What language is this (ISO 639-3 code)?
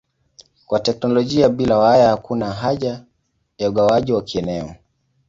swa